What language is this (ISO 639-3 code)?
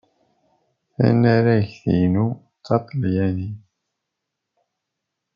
kab